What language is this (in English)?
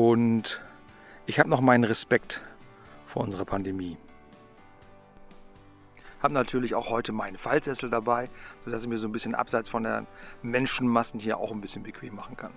German